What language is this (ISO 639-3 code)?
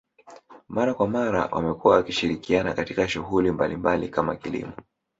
swa